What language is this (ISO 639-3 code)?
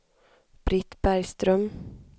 swe